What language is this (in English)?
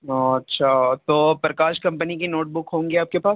Urdu